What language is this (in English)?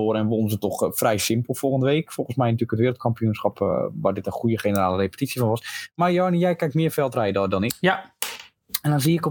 Dutch